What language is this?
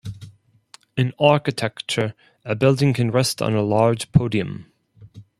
English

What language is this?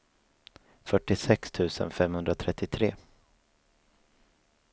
Swedish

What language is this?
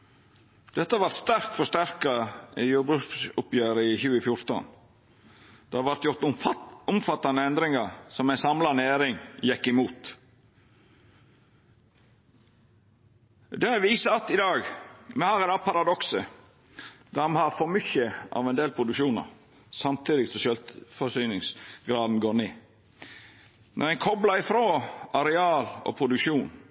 Norwegian Nynorsk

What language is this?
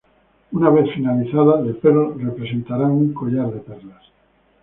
Spanish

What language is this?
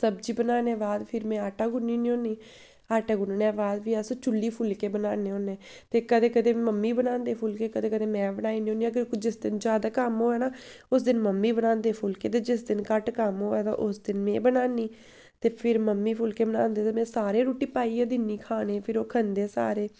Dogri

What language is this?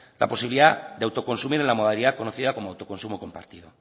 Spanish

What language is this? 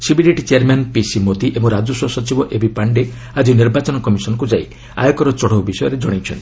Odia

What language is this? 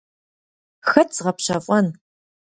Kabardian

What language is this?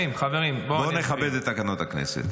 Hebrew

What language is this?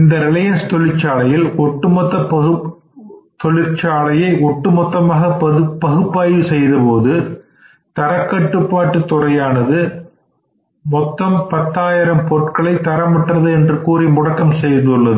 Tamil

